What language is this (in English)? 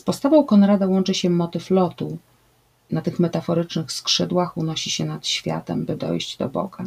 Polish